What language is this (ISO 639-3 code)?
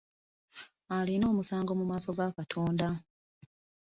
lug